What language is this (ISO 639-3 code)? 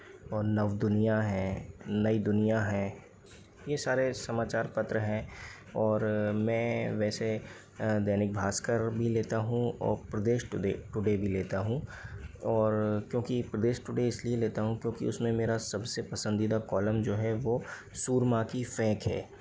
hin